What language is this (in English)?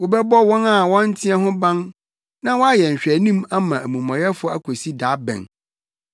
Akan